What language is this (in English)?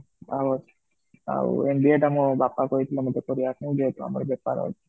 Odia